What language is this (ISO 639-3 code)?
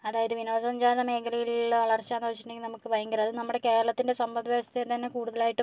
mal